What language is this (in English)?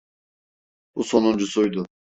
Turkish